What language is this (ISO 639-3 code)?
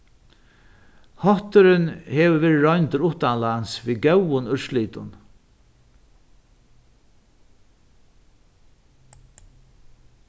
fao